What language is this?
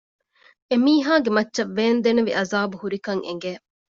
Divehi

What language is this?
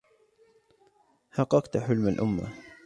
Arabic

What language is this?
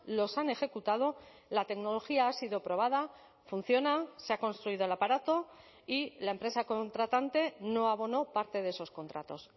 Spanish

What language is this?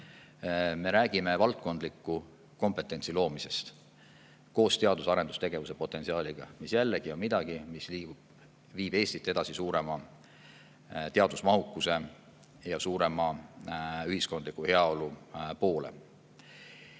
Estonian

